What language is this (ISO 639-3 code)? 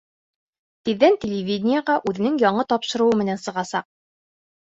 bak